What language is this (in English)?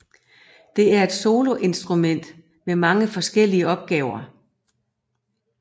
Danish